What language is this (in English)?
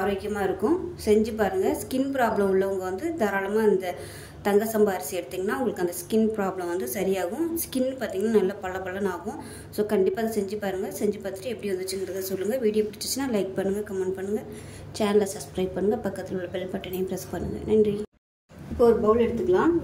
Tamil